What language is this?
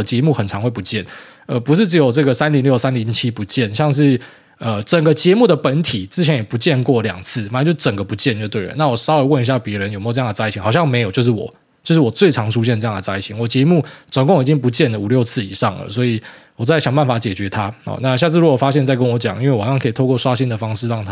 Chinese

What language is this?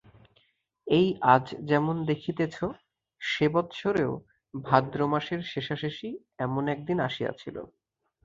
Bangla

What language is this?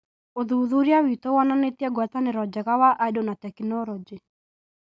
Kikuyu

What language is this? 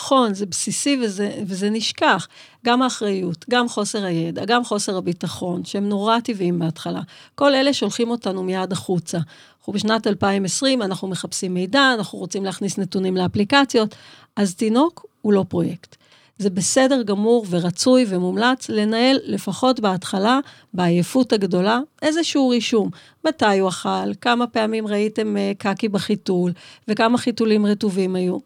Hebrew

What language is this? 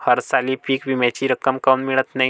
Marathi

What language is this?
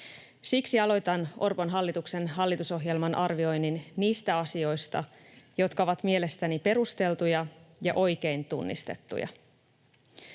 Finnish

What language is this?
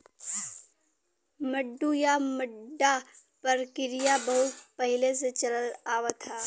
Bhojpuri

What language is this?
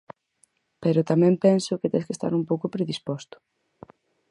Galician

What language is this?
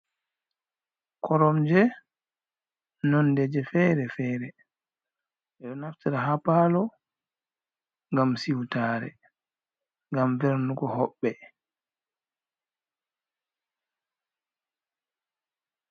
Fula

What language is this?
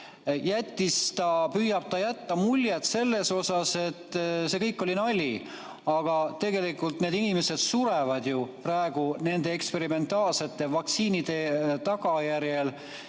Estonian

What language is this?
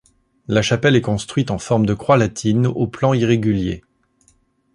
French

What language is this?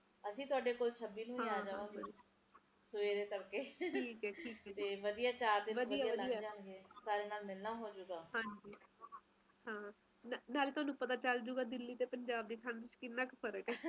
Punjabi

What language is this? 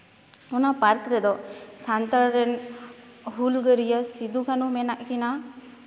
Santali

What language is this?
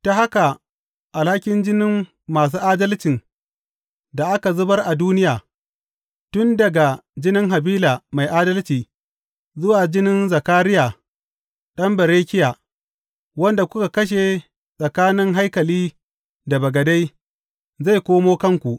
Hausa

